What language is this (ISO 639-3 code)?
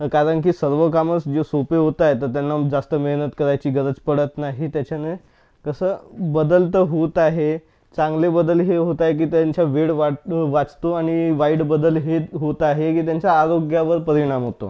mar